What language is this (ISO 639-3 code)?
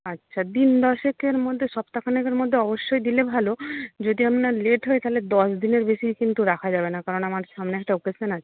ben